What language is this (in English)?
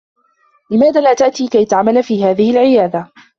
Arabic